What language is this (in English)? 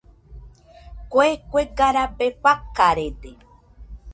Nüpode Huitoto